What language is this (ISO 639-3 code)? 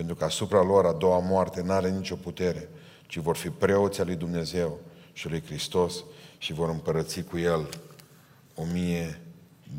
ron